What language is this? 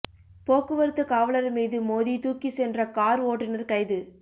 Tamil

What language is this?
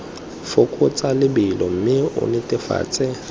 Tswana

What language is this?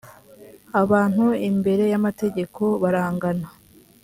Kinyarwanda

